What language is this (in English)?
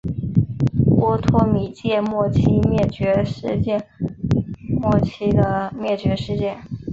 Chinese